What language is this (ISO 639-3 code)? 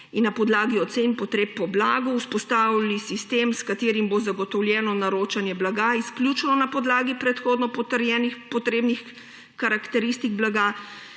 slv